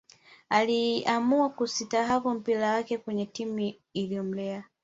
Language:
Swahili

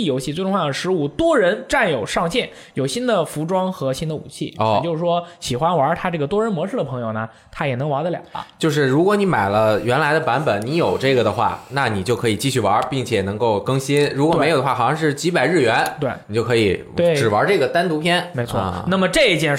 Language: Chinese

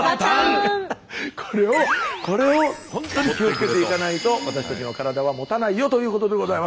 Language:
Japanese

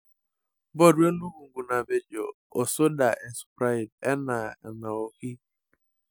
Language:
Masai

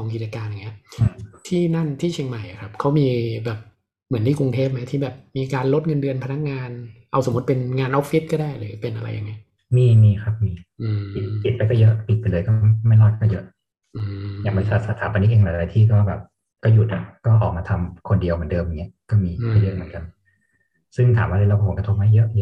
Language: Thai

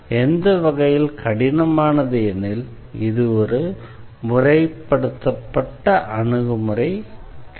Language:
Tamil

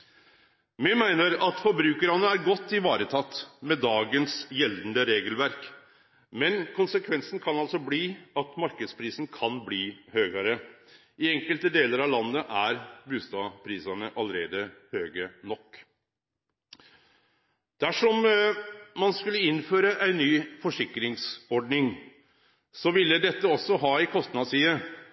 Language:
Norwegian Nynorsk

